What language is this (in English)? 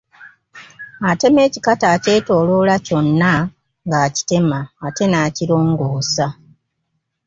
Ganda